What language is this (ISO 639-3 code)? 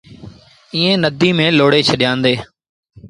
sbn